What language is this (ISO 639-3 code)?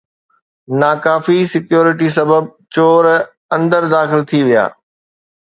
snd